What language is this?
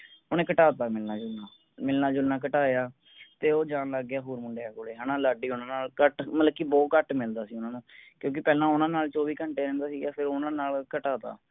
Punjabi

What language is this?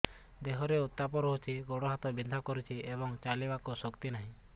Odia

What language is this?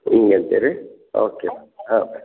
Kannada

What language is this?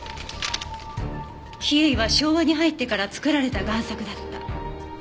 Japanese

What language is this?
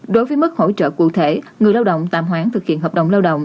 Vietnamese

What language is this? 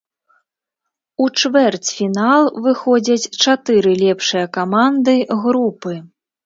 Belarusian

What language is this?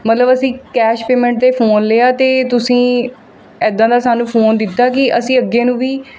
Punjabi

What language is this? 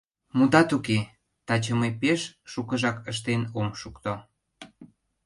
Mari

